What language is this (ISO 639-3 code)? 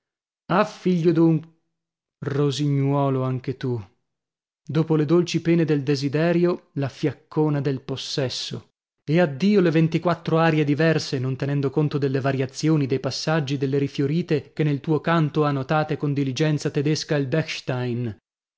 ita